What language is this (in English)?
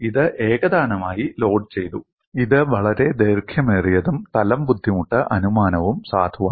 Malayalam